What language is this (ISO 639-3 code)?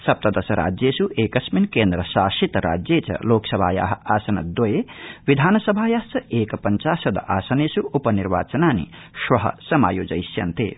san